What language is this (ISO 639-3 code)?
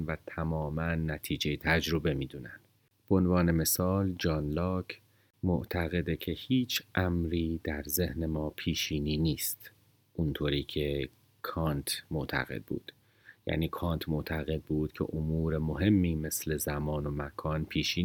fas